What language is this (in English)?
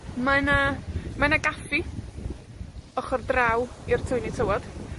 Welsh